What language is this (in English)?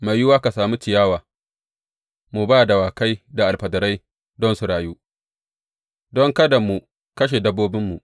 Hausa